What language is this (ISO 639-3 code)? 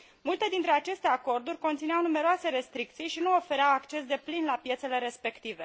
ron